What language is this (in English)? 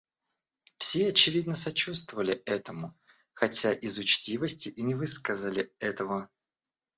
Russian